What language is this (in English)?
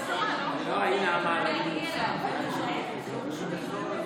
Hebrew